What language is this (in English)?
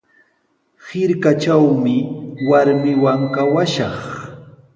Sihuas Ancash Quechua